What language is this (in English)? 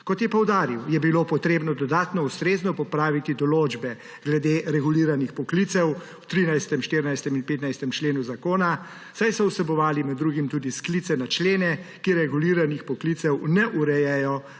Slovenian